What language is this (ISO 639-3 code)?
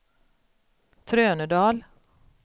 swe